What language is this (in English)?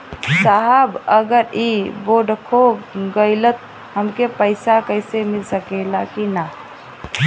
Bhojpuri